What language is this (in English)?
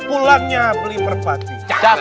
Indonesian